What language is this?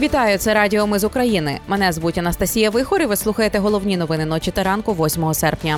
Ukrainian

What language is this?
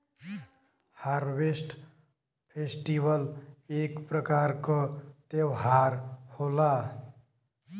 Bhojpuri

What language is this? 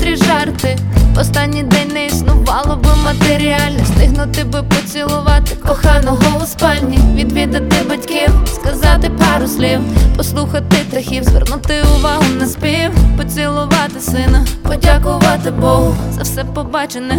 Ukrainian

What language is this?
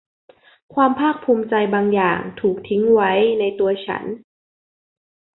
Thai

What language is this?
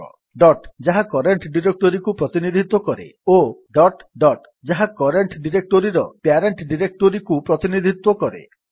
Odia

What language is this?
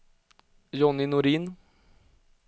Swedish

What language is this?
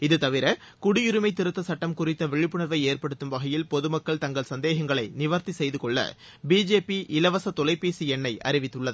Tamil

